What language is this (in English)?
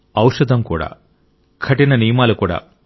Telugu